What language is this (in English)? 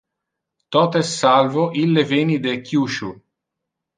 Interlingua